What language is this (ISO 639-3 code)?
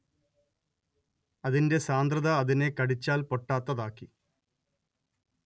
mal